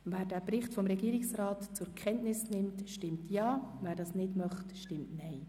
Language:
Swiss German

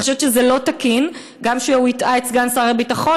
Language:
Hebrew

